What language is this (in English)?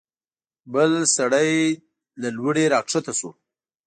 Pashto